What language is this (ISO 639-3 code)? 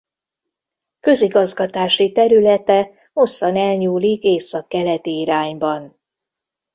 hun